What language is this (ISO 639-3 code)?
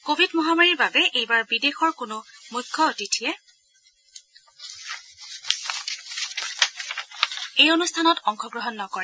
asm